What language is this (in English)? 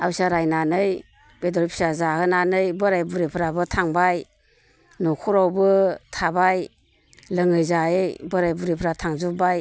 Bodo